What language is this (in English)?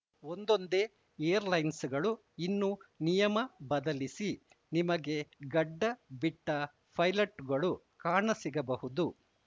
Kannada